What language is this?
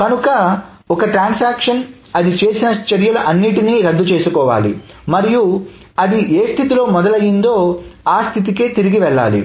Telugu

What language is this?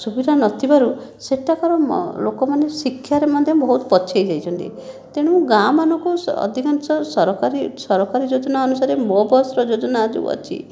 Odia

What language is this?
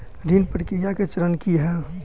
Maithili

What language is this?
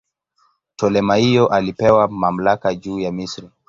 Swahili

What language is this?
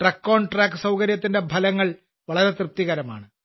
Malayalam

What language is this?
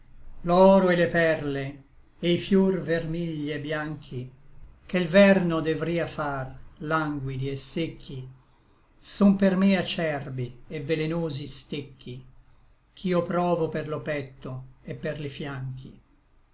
Italian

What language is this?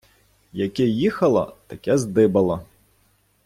Ukrainian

